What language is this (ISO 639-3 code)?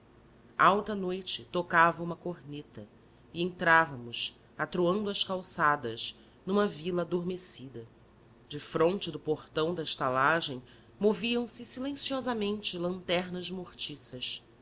por